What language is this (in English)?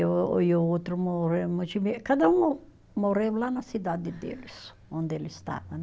Portuguese